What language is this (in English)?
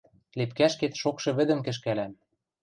Western Mari